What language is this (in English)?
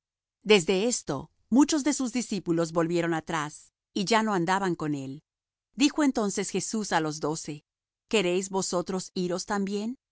Spanish